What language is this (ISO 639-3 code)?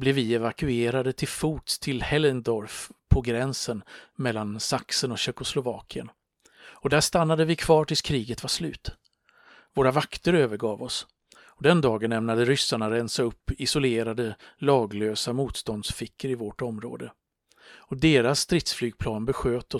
swe